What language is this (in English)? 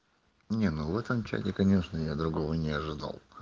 Russian